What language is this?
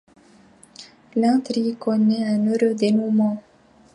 French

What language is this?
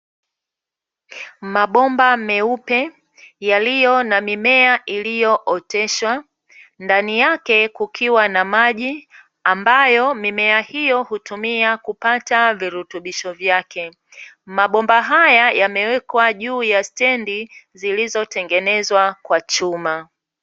Swahili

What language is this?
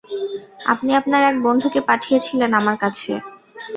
Bangla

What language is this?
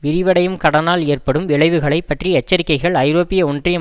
Tamil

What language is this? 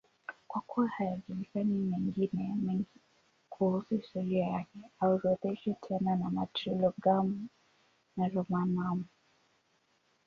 Swahili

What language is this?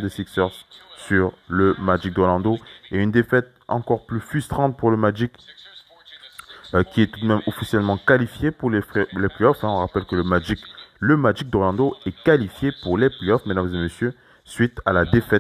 French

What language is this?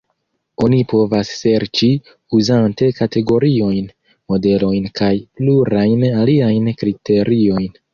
Esperanto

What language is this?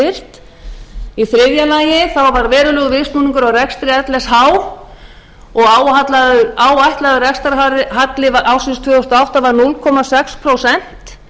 Icelandic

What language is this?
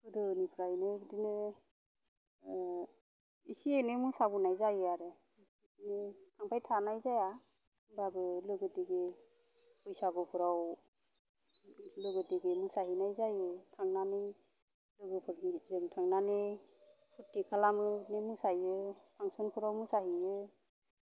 Bodo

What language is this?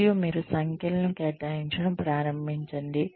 Telugu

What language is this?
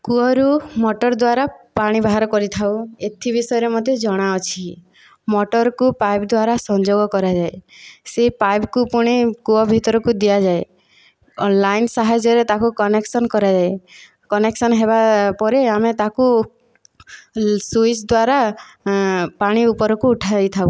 Odia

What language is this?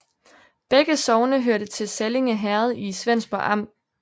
Danish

